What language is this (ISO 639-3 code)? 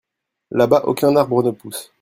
fra